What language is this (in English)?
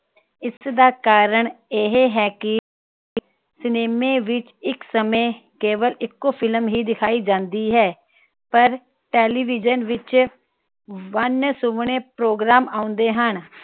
Punjabi